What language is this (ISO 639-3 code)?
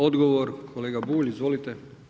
hrv